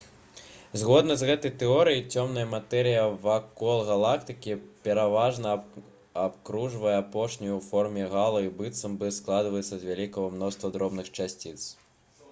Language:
Belarusian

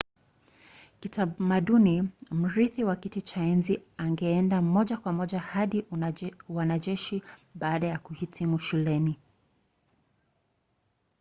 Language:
Swahili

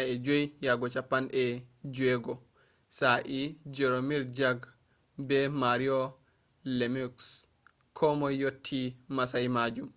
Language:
Fula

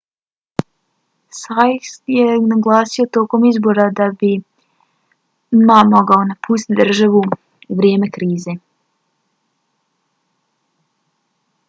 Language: Bosnian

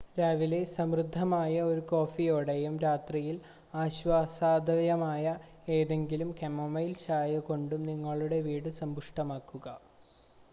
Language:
Malayalam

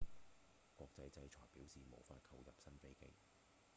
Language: Cantonese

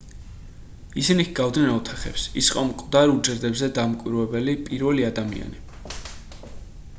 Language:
Georgian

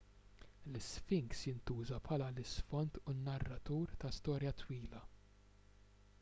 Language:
Maltese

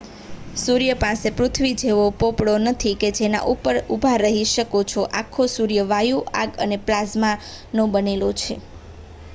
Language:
Gujarati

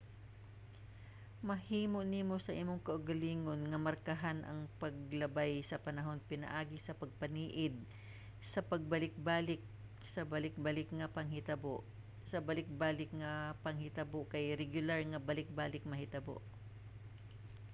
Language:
Cebuano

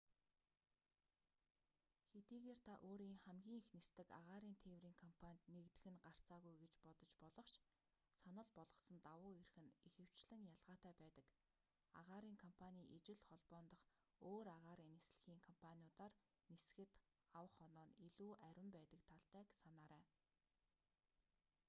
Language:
Mongolian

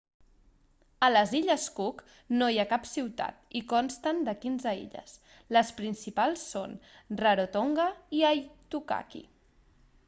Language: Catalan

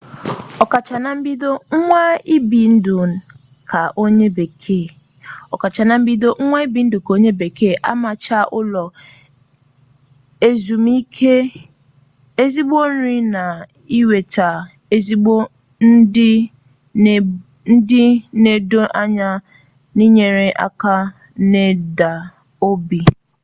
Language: Igbo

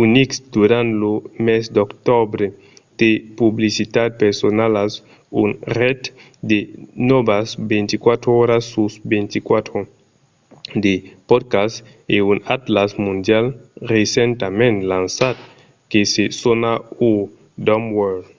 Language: Occitan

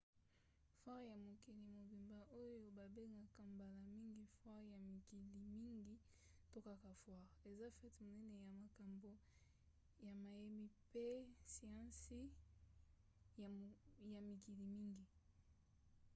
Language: Lingala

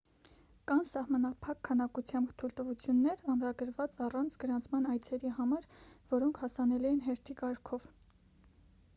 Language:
Armenian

